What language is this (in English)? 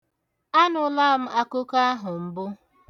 Igbo